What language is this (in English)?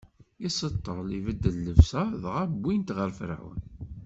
Kabyle